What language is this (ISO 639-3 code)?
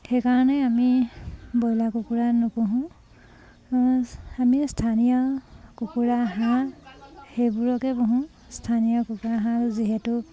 asm